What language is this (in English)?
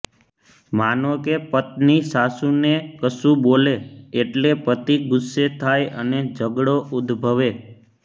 Gujarati